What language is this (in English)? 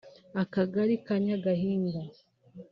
Kinyarwanda